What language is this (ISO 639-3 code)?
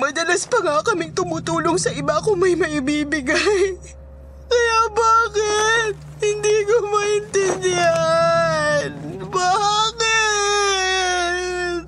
fil